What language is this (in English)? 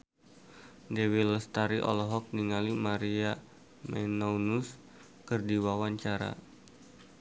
Sundanese